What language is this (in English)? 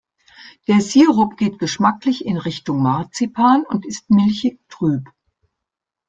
German